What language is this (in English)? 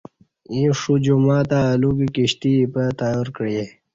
Kati